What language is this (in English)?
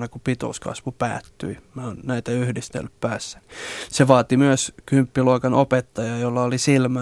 Finnish